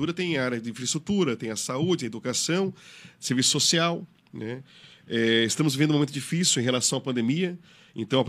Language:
Portuguese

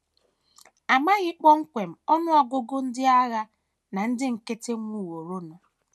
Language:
Igbo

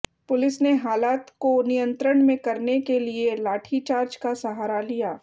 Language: Hindi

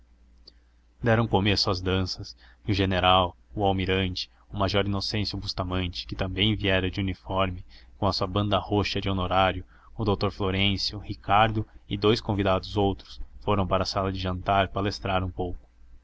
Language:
Portuguese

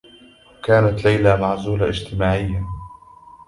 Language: Arabic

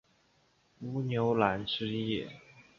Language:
Chinese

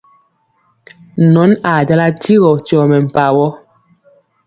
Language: Mpiemo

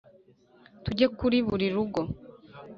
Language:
Kinyarwanda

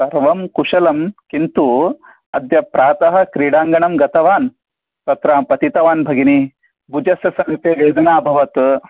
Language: Sanskrit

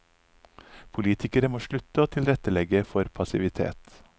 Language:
Norwegian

